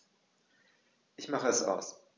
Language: German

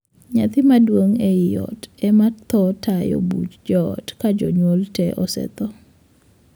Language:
Luo (Kenya and Tanzania)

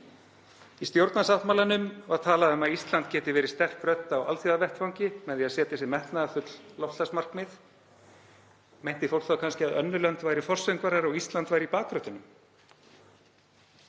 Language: Icelandic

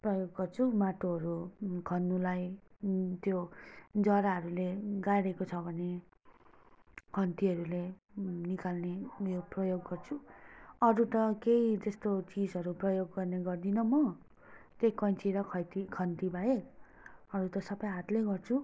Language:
Nepali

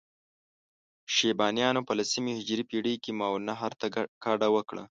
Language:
Pashto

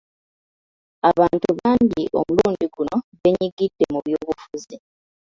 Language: Ganda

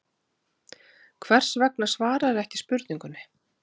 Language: Icelandic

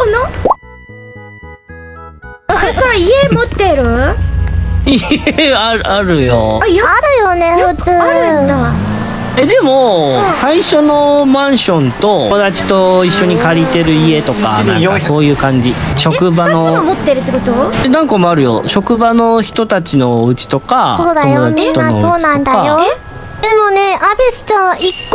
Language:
Japanese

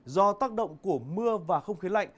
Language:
Vietnamese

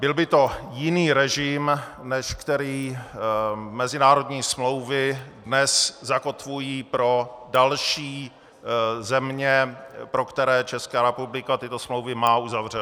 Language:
Czech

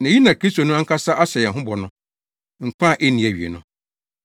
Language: Akan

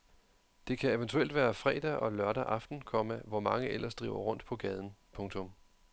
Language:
Danish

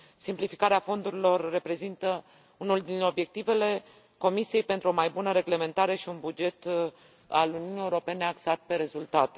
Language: Romanian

